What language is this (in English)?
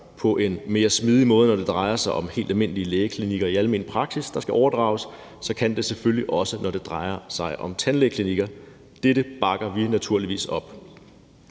Danish